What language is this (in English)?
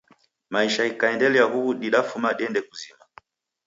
Taita